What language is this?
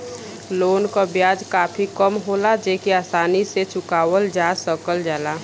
Bhojpuri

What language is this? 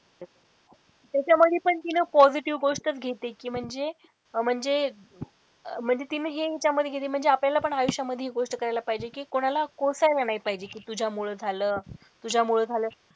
Marathi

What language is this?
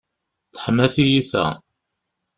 Kabyle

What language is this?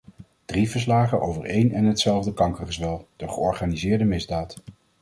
Dutch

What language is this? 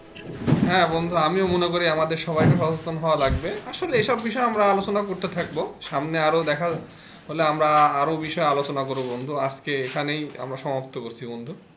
Bangla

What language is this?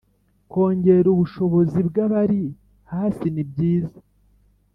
Kinyarwanda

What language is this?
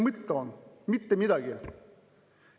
Estonian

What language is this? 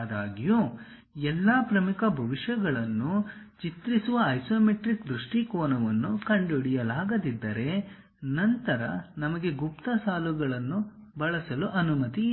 Kannada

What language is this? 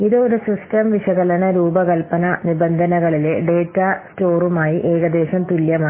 Malayalam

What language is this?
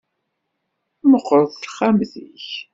Kabyle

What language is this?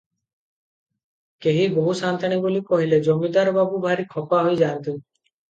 Odia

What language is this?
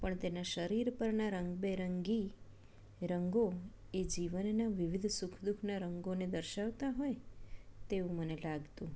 Gujarati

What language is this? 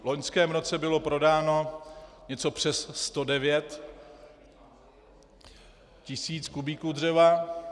Czech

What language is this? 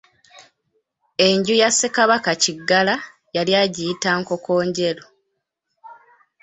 Ganda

